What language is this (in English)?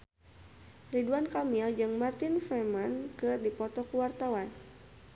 Sundanese